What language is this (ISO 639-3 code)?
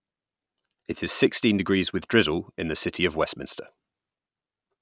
eng